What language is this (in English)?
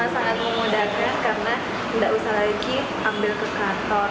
Indonesian